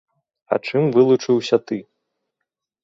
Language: Belarusian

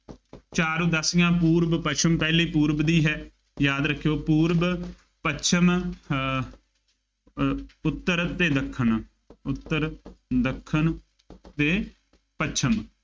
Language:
Punjabi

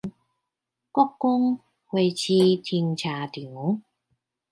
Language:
Chinese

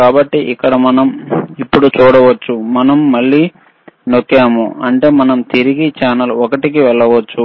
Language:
Telugu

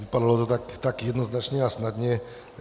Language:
Czech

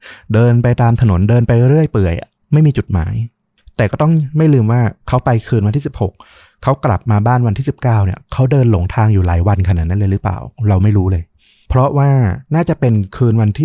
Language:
Thai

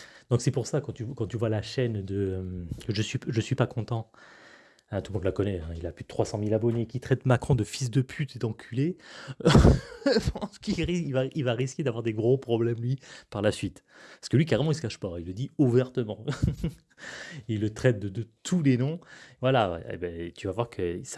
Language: French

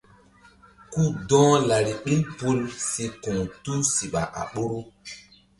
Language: Mbum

